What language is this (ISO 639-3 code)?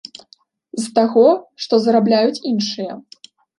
bel